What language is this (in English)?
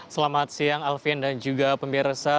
Indonesian